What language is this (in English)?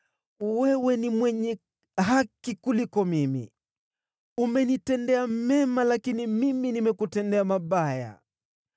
Swahili